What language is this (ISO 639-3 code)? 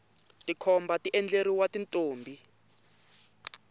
tso